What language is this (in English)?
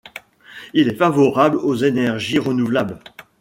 French